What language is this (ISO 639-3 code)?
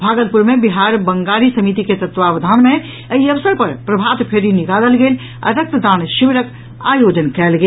mai